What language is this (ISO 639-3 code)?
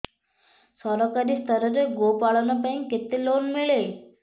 ori